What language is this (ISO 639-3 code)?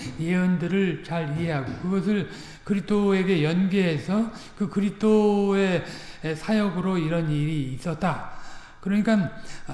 kor